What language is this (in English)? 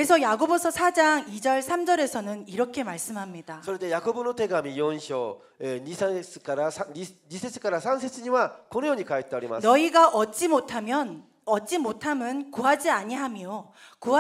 Korean